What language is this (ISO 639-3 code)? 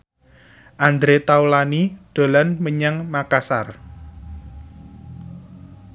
jav